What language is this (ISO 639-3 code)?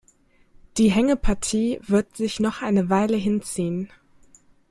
deu